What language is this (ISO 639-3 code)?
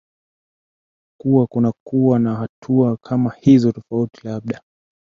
swa